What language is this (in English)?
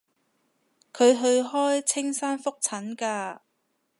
Cantonese